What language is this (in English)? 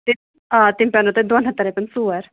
Kashmiri